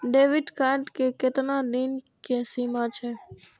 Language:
Maithili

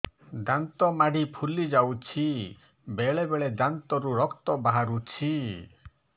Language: Odia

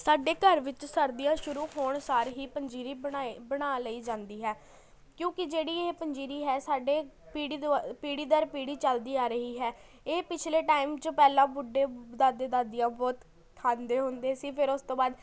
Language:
Punjabi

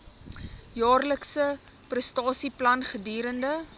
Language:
Afrikaans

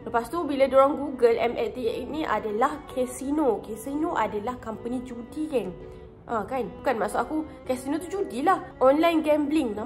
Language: Malay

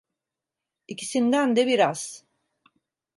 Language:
Turkish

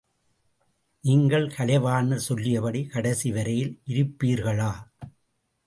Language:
Tamil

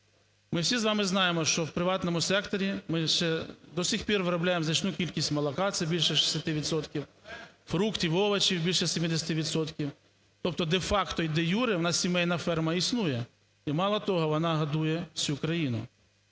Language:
Ukrainian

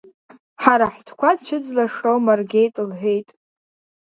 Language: Abkhazian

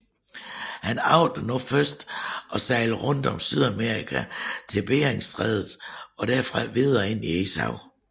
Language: Danish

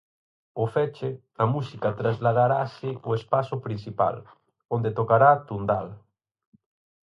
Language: Galician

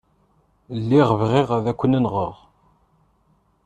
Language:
Kabyle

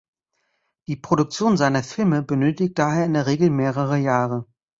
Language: German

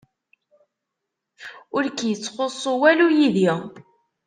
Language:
Kabyle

